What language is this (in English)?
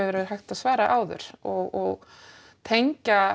Icelandic